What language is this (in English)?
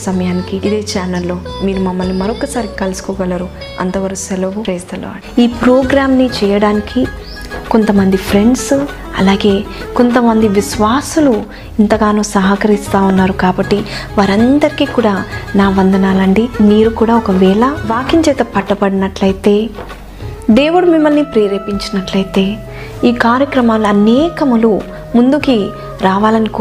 Telugu